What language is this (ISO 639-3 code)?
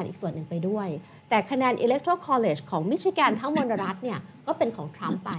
tha